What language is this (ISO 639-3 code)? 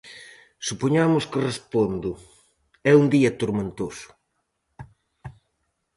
glg